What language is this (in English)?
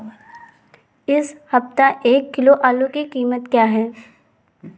Hindi